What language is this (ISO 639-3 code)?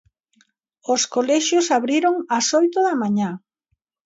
glg